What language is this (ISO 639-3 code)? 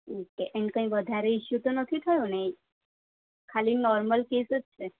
guj